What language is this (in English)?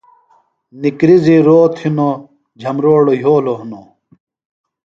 Phalura